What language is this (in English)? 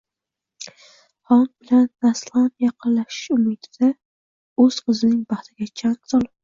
Uzbek